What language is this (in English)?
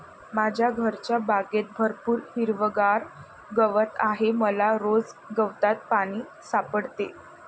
Marathi